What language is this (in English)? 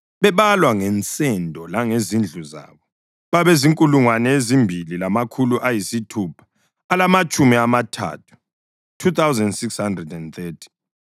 North Ndebele